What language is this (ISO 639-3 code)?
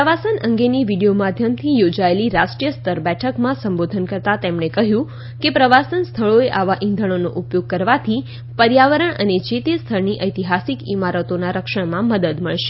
guj